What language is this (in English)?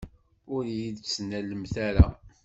Kabyle